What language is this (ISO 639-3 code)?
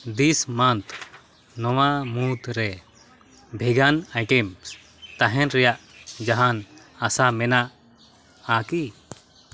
sat